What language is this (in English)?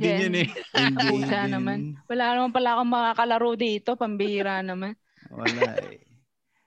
Filipino